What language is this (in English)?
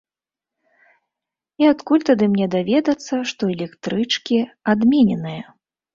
Belarusian